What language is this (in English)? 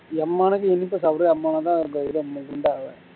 Tamil